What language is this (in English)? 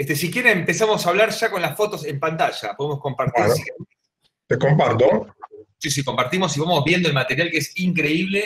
Spanish